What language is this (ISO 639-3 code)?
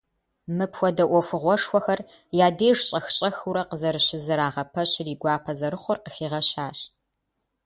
kbd